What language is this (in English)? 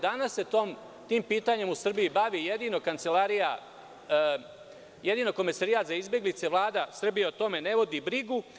Serbian